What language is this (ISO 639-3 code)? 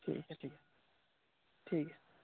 sat